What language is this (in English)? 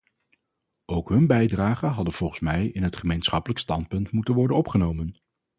Dutch